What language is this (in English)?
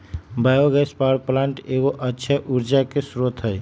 Magahi